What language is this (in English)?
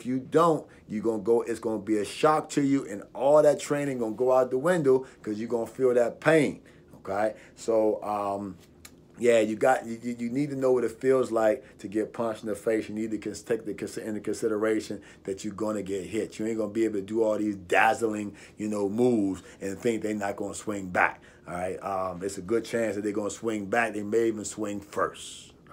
English